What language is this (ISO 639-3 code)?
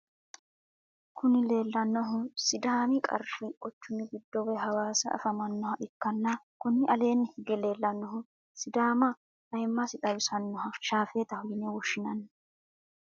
sid